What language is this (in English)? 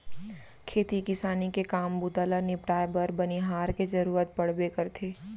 Chhattisgarhi